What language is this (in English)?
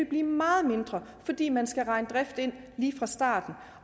Danish